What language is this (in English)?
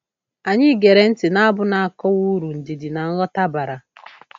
Igbo